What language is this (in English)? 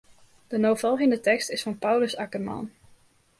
Western Frisian